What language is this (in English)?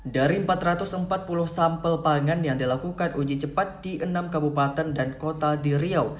Indonesian